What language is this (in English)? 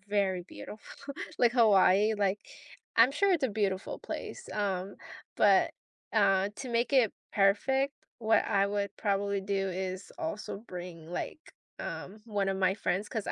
English